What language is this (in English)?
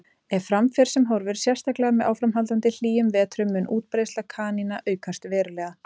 Icelandic